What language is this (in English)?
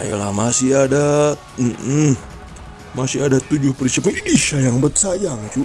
Indonesian